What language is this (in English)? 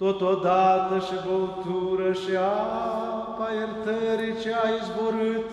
Romanian